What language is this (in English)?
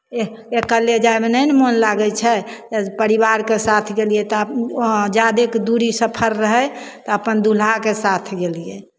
Maithili